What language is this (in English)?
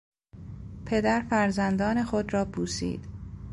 Persian